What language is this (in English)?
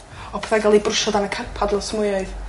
Welsh